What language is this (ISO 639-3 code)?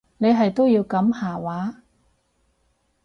yue